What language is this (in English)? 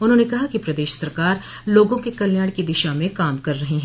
Hindi